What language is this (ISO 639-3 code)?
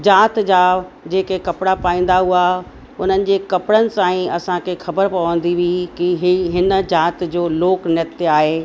snd